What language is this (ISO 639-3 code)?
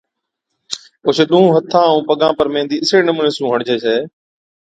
odk